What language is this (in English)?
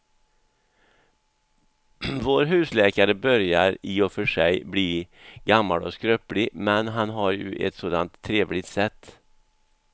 Swedish